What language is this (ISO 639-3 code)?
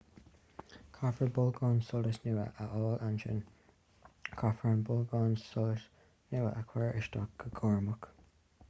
gle